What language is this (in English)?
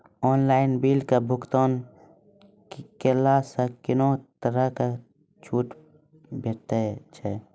Maithili